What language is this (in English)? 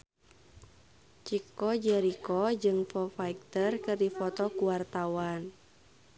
Sundanese